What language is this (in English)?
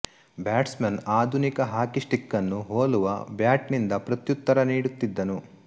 Kannada